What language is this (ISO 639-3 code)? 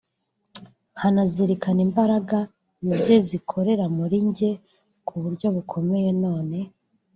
kin